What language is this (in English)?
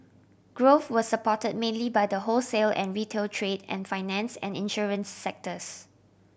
English